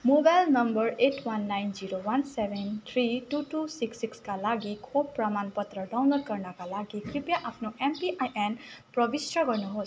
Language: Nepali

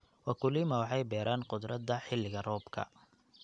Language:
Somali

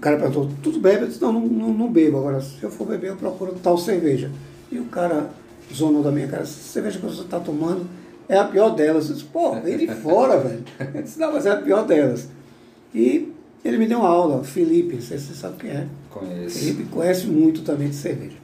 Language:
Portuguese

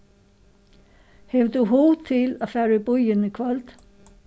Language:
Faroese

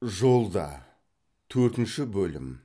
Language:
Kazakh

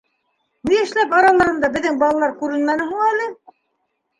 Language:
Bashkir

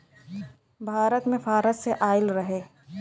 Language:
Bhojpuri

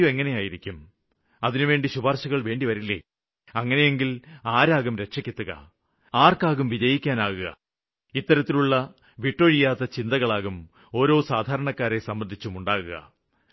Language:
Malayalam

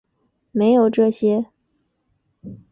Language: Chinese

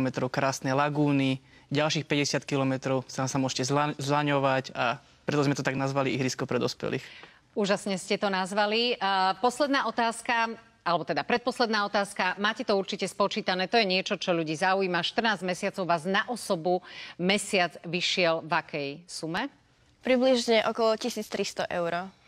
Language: Slovak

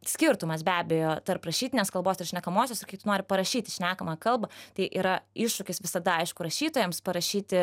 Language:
Lithuanian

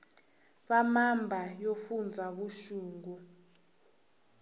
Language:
Tsonga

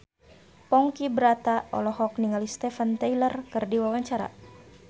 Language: Sundanese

